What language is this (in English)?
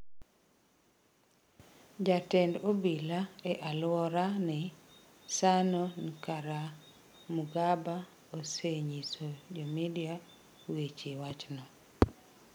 Luo (Kenya and Tanzania)